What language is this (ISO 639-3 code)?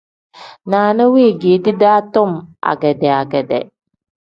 kdh